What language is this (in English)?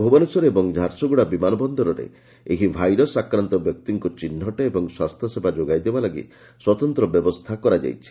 Odia